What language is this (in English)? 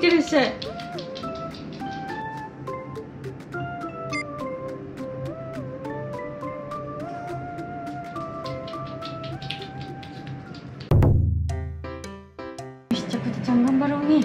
Japanese